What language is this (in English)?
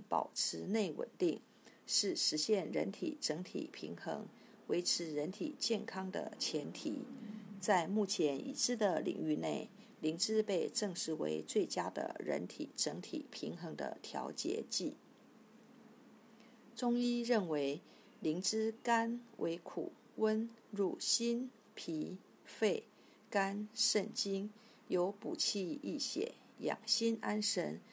Chinese